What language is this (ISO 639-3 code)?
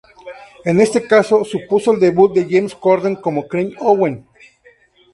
spa